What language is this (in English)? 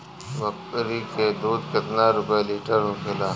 Bhojpuri